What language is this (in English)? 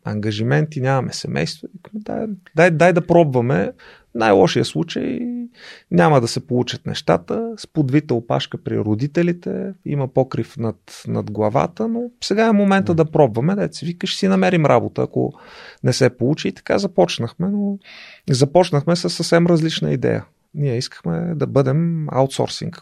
Bulgarian